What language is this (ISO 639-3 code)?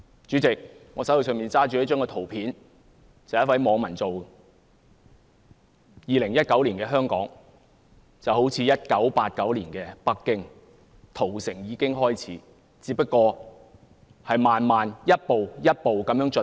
yue